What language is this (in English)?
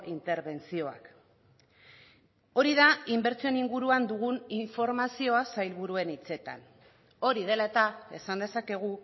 Basque